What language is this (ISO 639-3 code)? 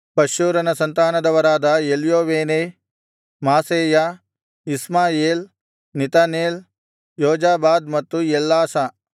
kan